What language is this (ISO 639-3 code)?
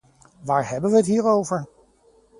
nld